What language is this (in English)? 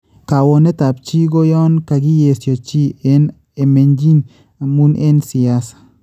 Kalenjin